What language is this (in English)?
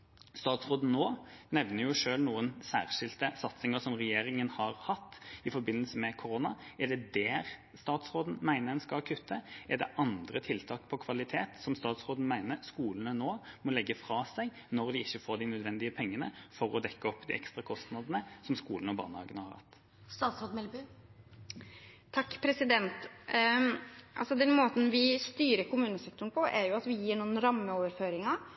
Norwegian Bokmål